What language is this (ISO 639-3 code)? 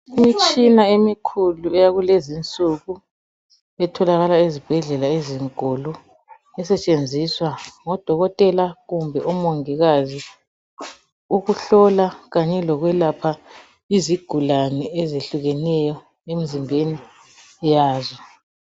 nde